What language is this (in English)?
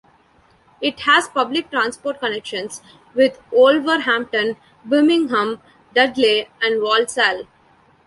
English